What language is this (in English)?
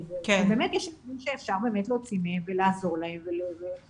Hebrew